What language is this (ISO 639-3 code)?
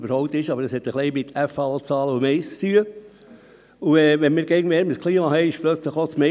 gsw